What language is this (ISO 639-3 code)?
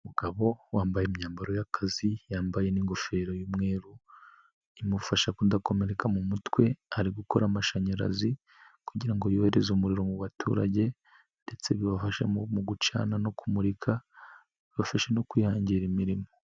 kin